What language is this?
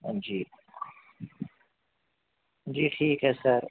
Urdu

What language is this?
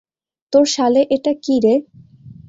Bangla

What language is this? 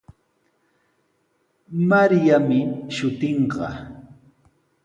Sihuas Ancash Quechua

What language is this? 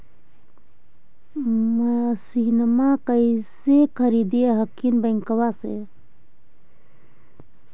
Magahi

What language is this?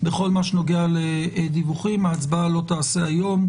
Hebrew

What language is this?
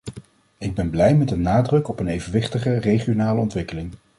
Dutch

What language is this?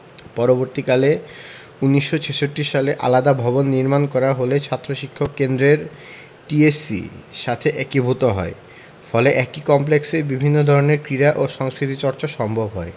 Bangla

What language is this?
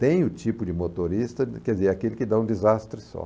Portuguese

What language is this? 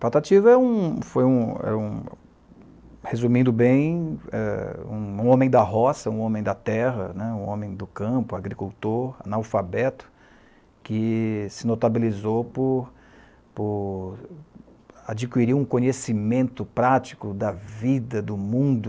Portuguese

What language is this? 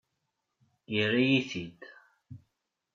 Kabyle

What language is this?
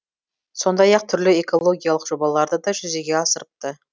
Kazakh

